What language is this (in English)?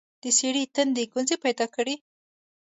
Pashto